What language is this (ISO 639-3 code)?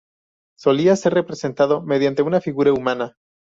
spa